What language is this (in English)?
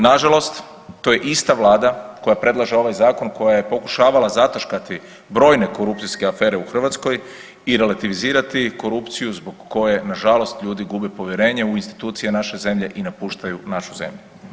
Croatian